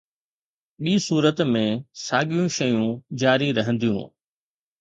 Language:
Sindhi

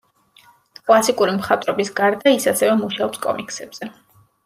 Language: Georgian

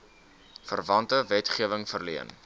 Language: Afrikaans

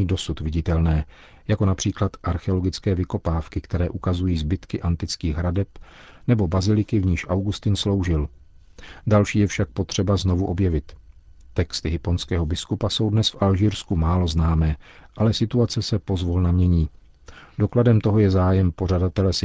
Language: Czech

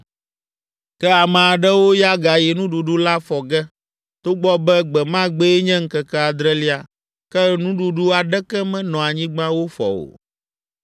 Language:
Ewe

